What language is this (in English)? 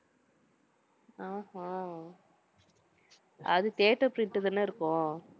Tamil